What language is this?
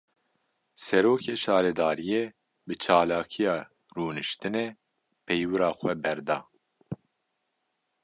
Kurdish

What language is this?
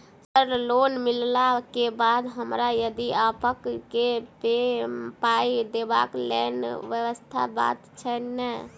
Maithili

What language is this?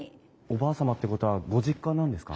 Japanese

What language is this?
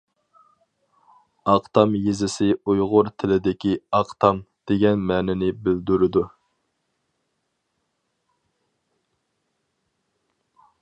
Uyghur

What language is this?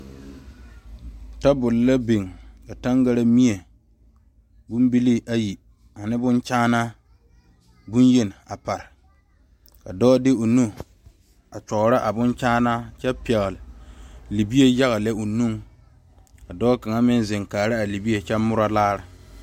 Southern Dagaare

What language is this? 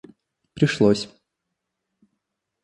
Russian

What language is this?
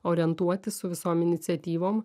Lithuanian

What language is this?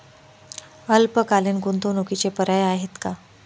Marathi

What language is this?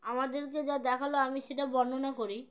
Bangla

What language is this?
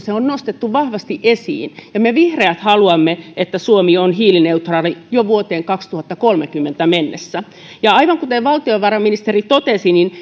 Finnish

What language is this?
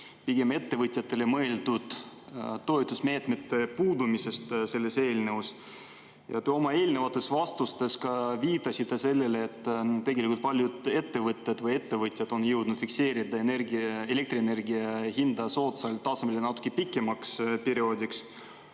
Estonian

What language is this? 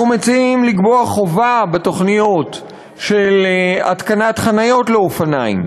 Hebrew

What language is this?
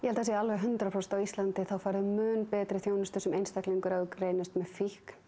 Icelandic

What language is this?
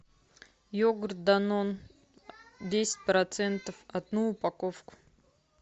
Russian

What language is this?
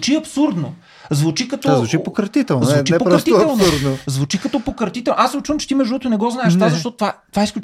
Bulgarian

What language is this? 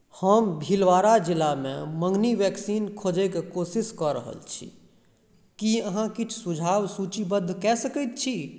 Maithili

